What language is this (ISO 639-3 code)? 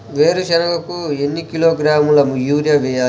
tel